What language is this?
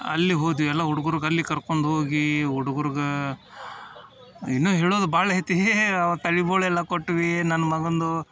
Kannada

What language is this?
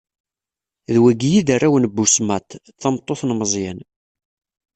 Kabyle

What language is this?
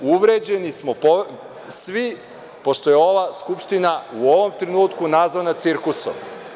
Serbian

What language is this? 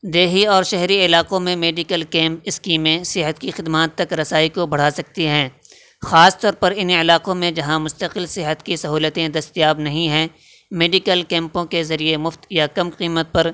Urdu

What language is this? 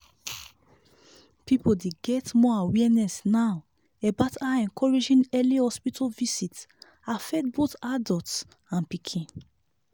Nigerian Pidgin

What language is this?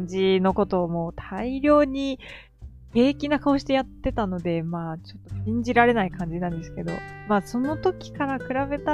Japanese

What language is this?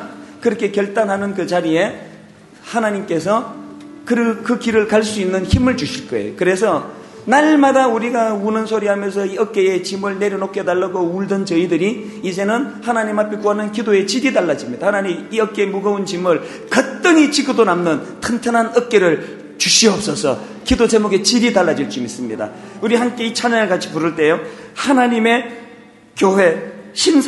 Korean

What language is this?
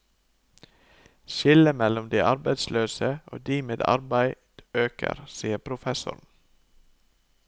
Norwegian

